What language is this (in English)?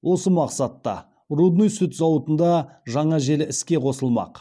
Kazakh